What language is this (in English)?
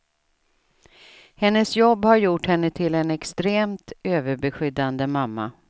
Swedish